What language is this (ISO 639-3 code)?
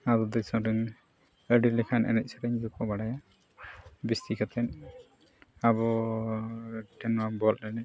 sat